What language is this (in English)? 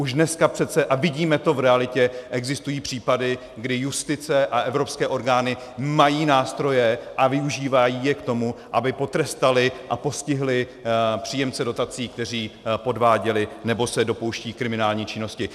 Czech